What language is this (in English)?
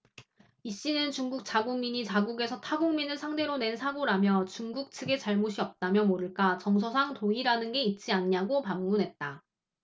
Korean